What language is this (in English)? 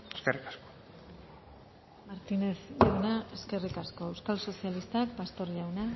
Basque